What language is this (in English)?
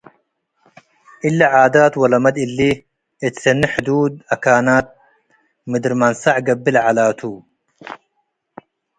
Tigre